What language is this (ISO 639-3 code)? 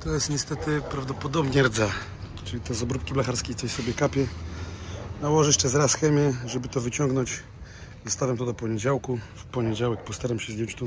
pol